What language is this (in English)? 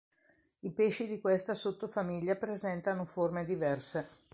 Italian